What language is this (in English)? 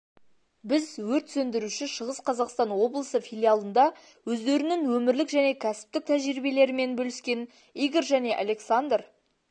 Kazakh